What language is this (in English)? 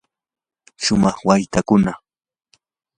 Yanahuanca Pasco Quechua